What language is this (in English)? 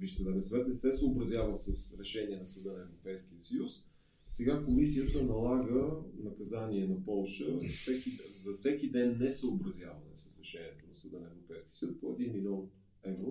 Bulgarian